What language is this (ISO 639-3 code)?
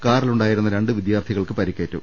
mal